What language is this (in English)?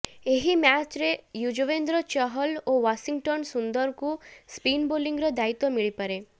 Odia